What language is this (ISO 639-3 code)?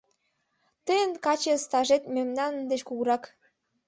chm